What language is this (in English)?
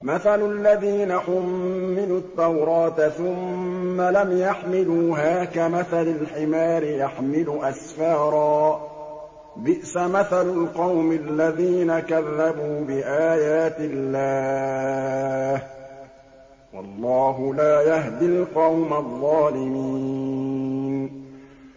Arabic